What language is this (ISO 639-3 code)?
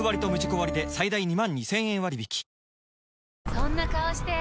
jpn